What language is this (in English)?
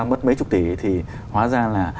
Vietnamese